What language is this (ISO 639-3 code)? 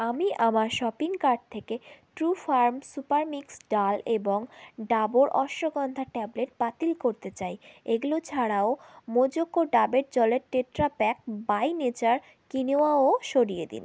ben